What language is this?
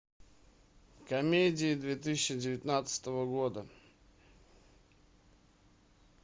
Russian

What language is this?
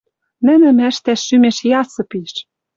Western Mari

